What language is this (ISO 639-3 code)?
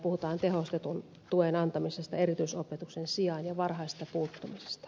fin